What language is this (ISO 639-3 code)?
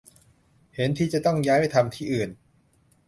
tha